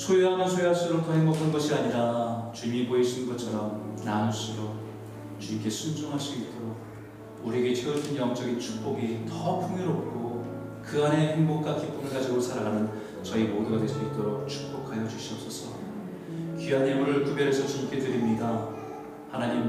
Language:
Korean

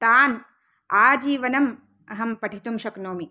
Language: Sanskrit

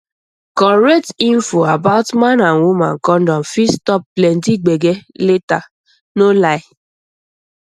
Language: Nigerian Pidgin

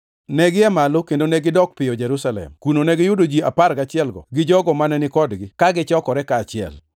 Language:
Luo (Kenya and Tanzania)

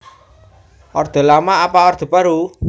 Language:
Javanese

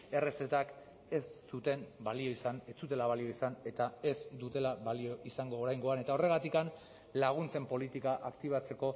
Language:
Basque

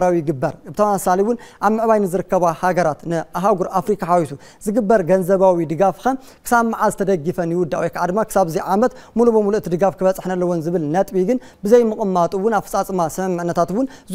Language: Arabic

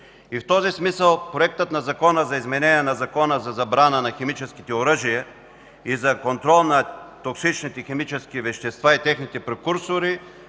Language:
Bulgarian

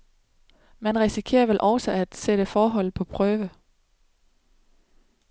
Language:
Danish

